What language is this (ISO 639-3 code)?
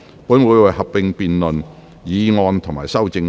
yue